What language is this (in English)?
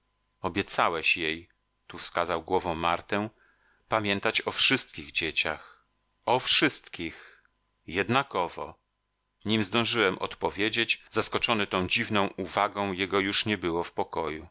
Polish